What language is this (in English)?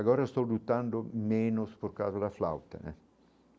Portuguese